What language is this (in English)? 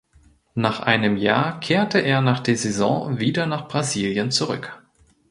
German